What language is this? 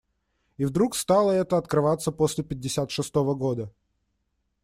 Russian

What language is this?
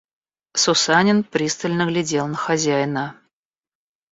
Russian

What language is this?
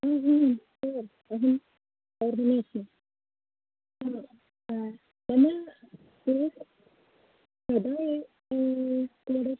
Sanskrit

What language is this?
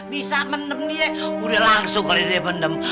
Indonesian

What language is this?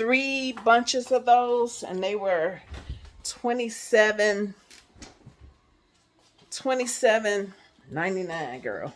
English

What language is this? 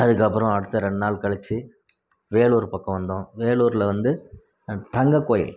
Tamil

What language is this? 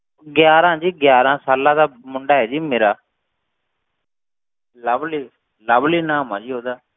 Punjabi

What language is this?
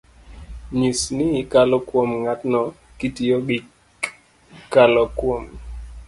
Luo (Kenya and Tanzania)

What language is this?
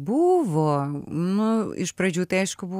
Lithuanian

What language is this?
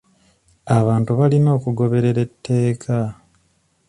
Ganda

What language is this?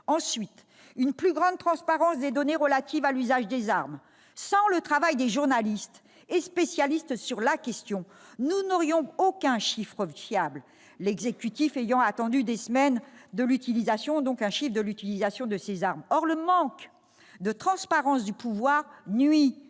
French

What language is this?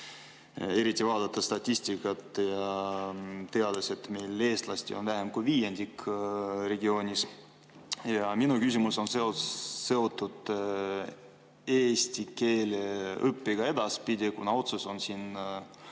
Estonian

